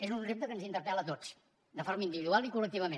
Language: Catalan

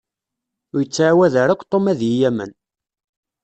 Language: Kabyle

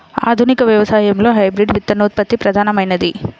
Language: Telugu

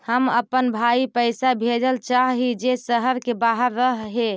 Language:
Magahi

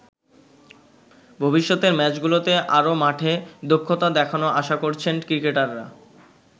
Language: Bangla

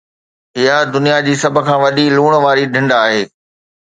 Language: Sindhi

